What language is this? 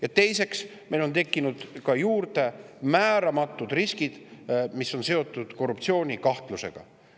Estonian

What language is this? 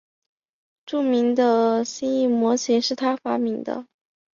Chinese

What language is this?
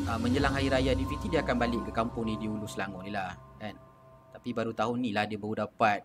Malay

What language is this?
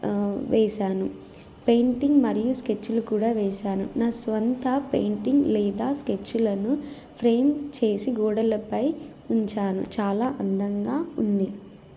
Telugu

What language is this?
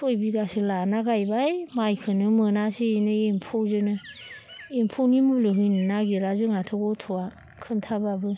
Bodo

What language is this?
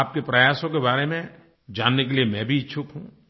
Hindi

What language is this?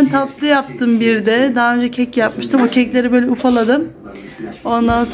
Turkish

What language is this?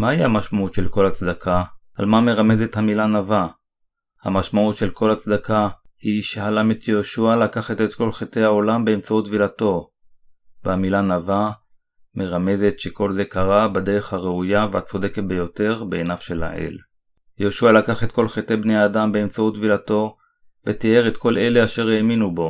Hebrew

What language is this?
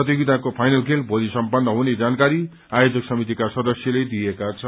Nepali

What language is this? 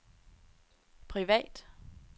Danish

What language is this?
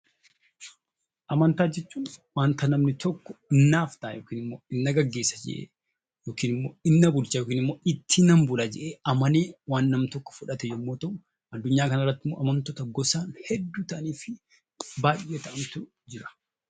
Oromo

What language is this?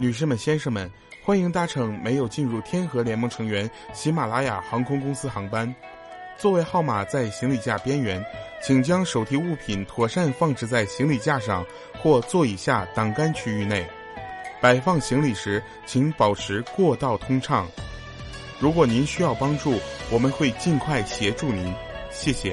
Chinese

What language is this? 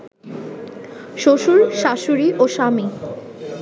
Bangla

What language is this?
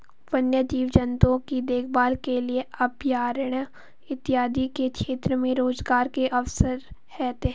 Hindi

